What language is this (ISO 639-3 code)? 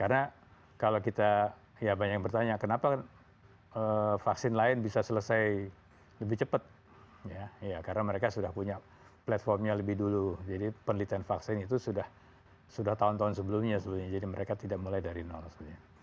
ind